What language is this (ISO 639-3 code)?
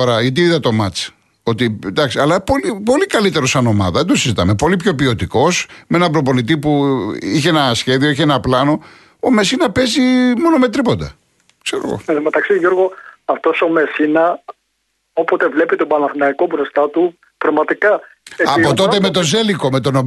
ell